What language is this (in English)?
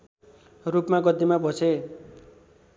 Nepali